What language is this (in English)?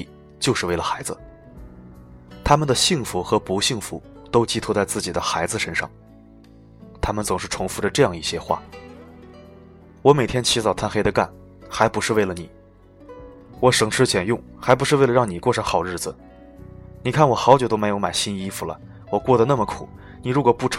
Chinese